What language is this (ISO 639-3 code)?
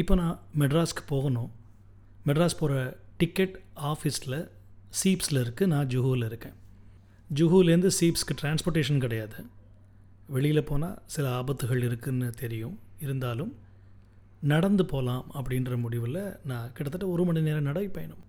tam